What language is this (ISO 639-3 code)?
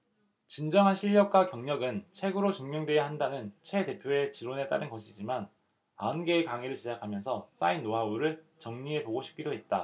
kor